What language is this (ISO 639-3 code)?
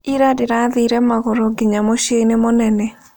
kik